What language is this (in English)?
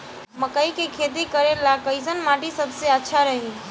Bhojpuri